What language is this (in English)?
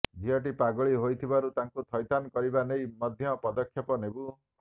Odia